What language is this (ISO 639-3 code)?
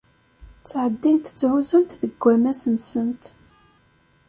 kab